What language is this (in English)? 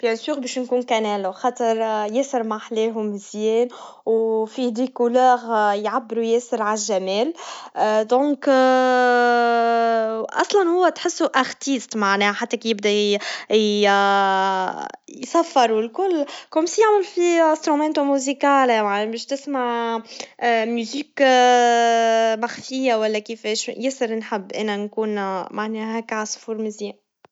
Tunisian Arabic